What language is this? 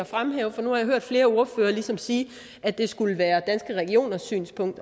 Danish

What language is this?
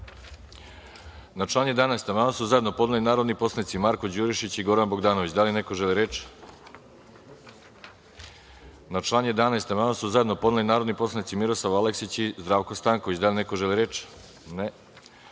Serbian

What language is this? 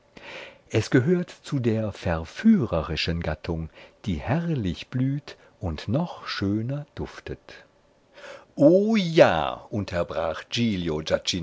German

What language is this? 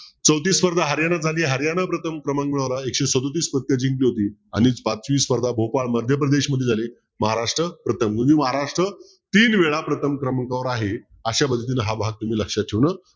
Marathi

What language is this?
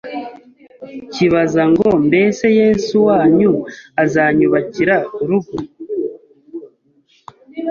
Kinyarwanda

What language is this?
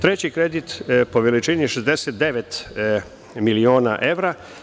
Serbian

